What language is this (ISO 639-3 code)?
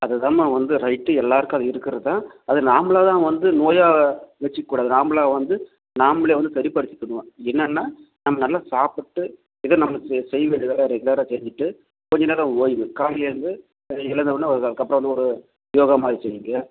tam